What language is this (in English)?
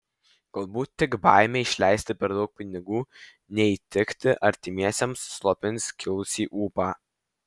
Lithuanian